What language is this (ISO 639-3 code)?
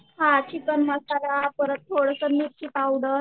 mar